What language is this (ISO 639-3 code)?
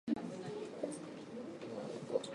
jpn